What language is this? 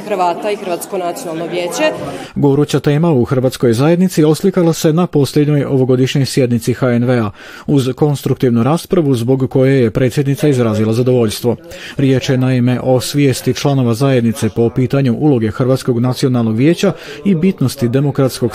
Croatian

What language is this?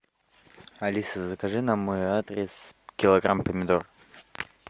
Russian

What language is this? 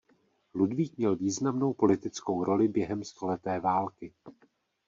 Czech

